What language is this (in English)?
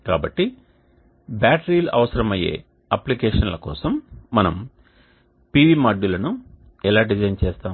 Telugu